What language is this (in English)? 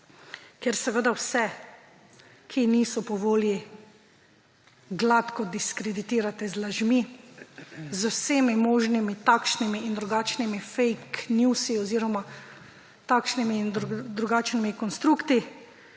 Slovenian